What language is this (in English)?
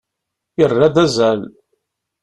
Kabyle